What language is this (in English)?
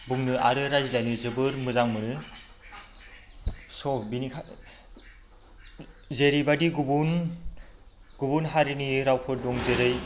Bodo